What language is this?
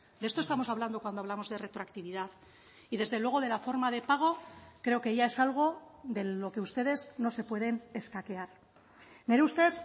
Spanish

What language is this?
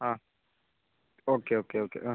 Malayalam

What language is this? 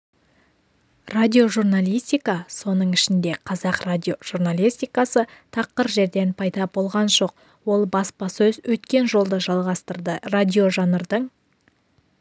Kazakh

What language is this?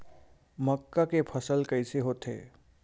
Chhattisgarhi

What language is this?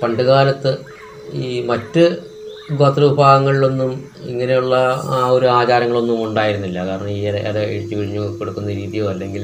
Malayalam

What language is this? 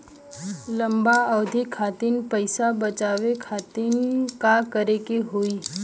Bhojpuri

